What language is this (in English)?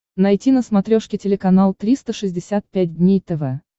Russian